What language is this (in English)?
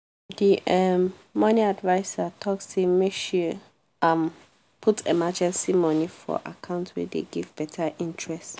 Nigerian Pidgin